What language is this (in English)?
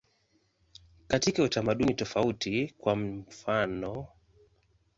Swahili